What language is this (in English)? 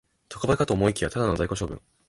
Japanese